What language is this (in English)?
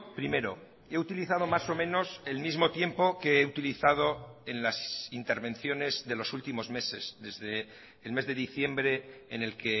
Spanish